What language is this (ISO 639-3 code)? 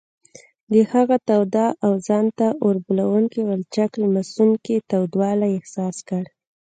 pus